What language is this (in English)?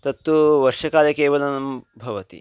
Sanskrit